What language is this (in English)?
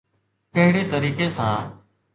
Sindhi